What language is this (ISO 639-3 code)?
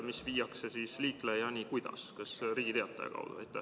est